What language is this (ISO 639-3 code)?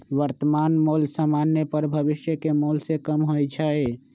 mag